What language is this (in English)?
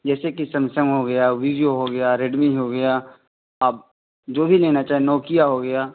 Urdu